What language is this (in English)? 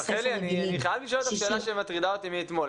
Hebrew